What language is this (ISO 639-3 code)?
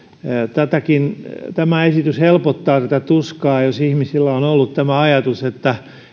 fin